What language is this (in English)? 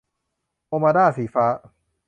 Thai